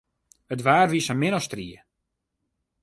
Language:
Western Frisian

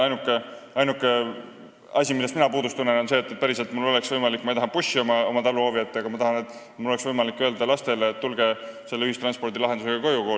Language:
Estonian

